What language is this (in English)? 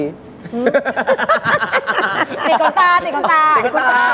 Thai